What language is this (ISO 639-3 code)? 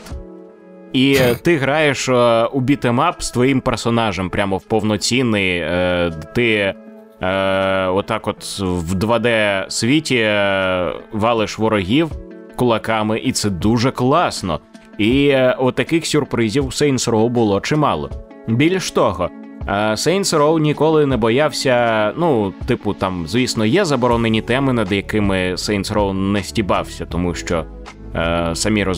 ukr